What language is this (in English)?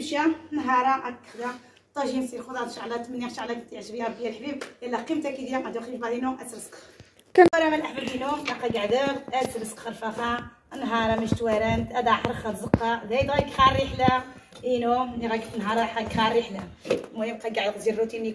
Arabic